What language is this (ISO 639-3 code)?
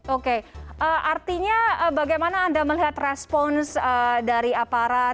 ind